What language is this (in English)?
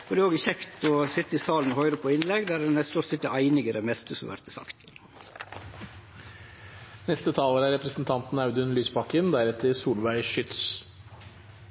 Norwegian